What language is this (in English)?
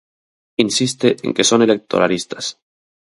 Galician